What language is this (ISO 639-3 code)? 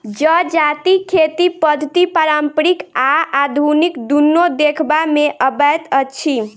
mai